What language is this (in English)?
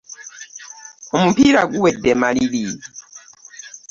Ganda